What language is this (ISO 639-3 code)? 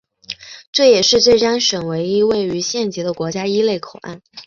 zho